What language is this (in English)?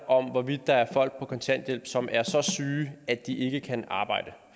Danish